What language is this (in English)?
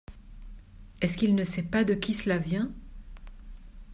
French